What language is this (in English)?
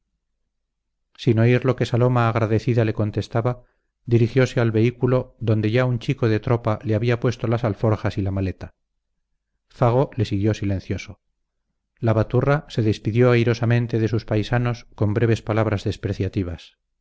Spanish